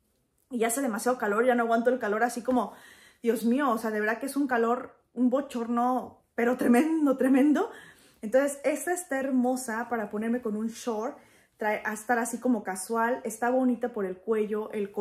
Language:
Spanish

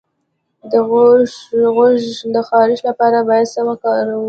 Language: Pashto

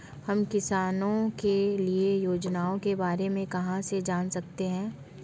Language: Hindi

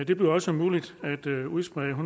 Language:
Danish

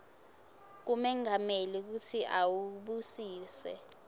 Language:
Swati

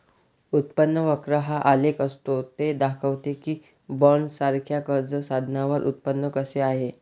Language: Marathi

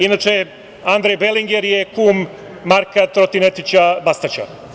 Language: Serbian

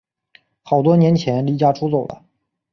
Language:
Chinese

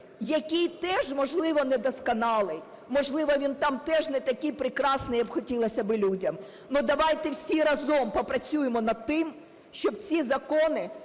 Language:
Ukrainian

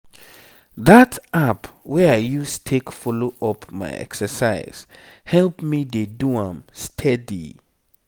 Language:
Nigerian Pidgin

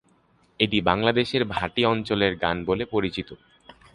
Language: Bangla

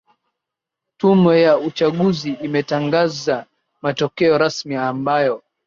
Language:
Swahili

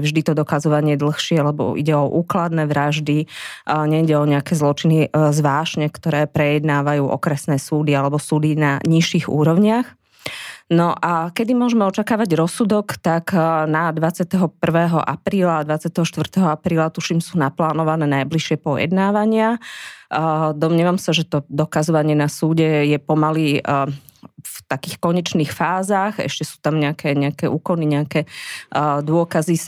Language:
Slovak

